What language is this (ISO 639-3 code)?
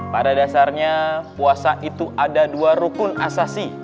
ind